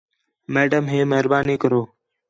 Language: Khetrani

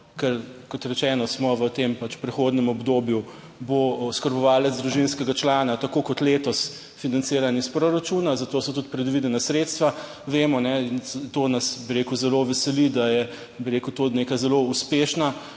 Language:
Slovenian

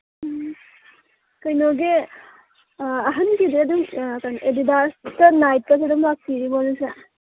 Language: Manipuri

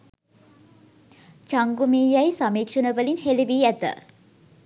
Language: Sinhala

